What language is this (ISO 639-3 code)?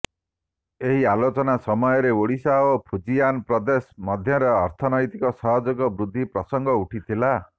ori